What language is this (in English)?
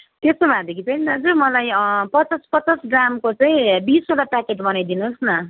Nepali